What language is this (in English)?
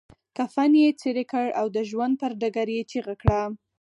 Pashto